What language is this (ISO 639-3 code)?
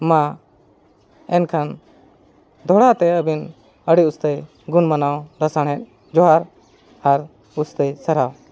sat